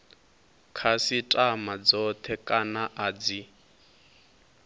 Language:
Venda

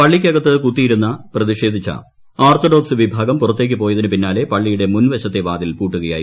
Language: Malayalam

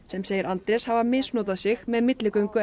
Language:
Icelandic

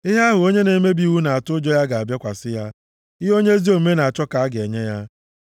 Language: Igbo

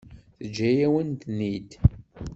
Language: Kabyle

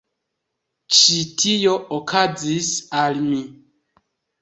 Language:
Esperanto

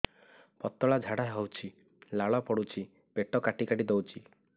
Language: Odia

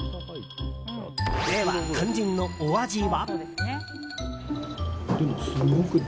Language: Japanese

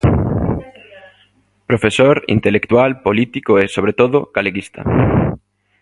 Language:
Galician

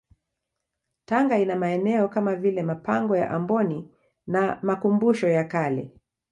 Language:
Swahili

